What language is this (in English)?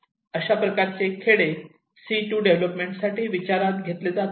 Marathi